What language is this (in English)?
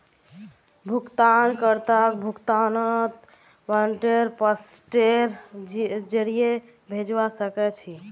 Magahi